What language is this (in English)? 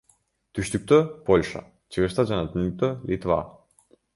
Kyrgyz